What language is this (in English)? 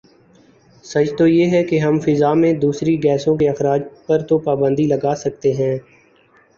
Urdu